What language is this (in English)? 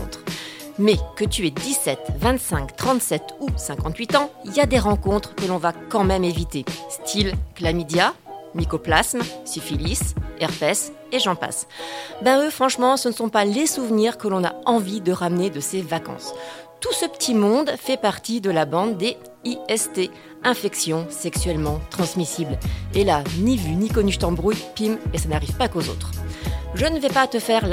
French